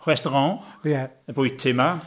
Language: Welsh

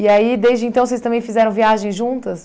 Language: Portuguese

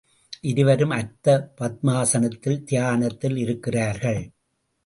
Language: Tamil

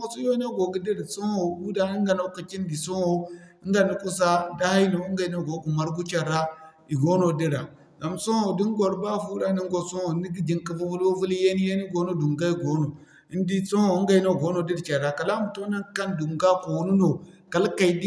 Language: Zarma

